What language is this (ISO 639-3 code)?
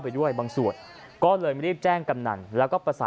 tha